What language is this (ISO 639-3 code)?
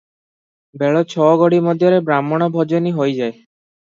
ori